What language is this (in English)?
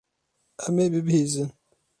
Kurdish